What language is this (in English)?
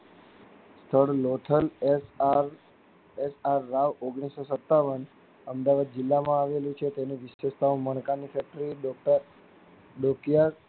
Gujarati